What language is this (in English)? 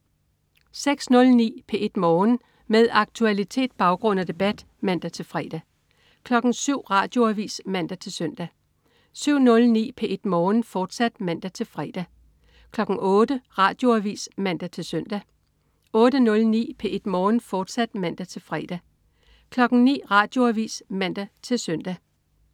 Danish